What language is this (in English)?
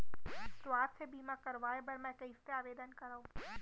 Chhattisgarhi